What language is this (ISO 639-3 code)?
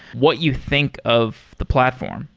eng